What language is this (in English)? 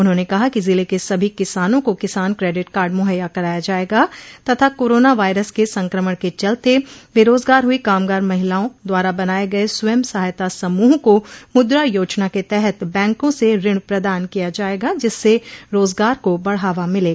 Hindi